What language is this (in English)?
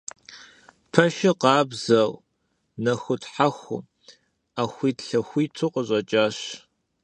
Kabardian